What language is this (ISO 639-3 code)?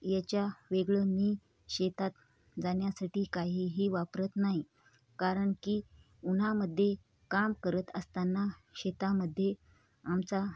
mar